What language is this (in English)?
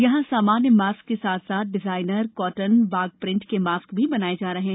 Hindi